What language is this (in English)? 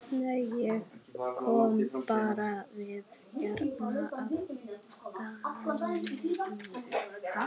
Icelandic